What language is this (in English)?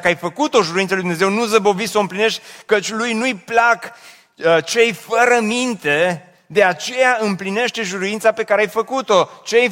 Romanian